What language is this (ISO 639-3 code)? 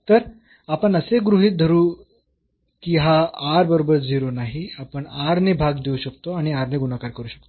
mar